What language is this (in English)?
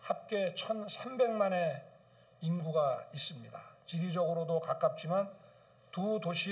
Korean